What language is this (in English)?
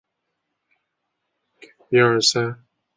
Chinese